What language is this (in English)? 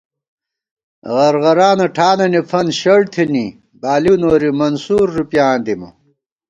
Gawar-Bati